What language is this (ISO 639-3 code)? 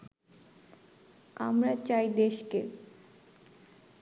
ben